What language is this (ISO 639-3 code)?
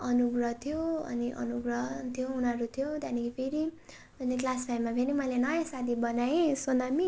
nep